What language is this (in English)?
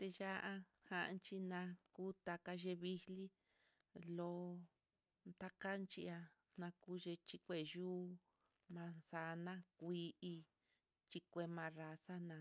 Mitlatongo Mixtec